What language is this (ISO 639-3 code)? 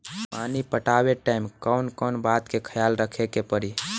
bho